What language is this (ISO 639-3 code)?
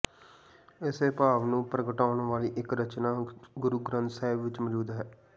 pan